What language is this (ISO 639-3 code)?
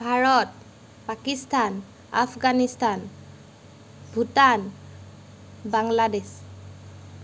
asm